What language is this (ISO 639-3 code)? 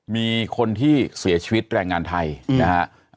tha